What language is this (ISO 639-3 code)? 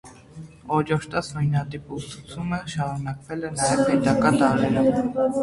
hye